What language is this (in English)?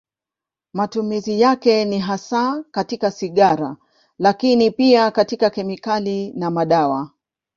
Swahili